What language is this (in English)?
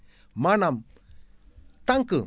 Wolof